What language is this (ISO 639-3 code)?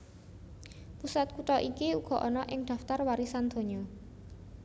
jav